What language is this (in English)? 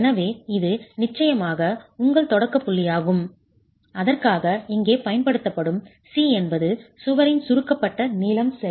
Tamil